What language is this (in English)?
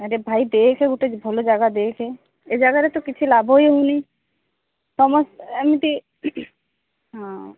Odia